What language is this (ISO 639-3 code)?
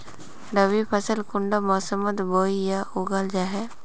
mag